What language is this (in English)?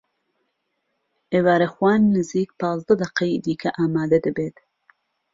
Central Kurdish